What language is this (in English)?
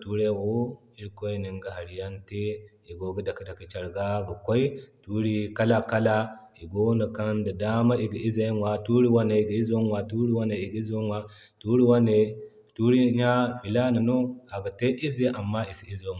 Zarma